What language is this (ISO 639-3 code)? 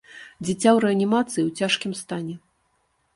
bel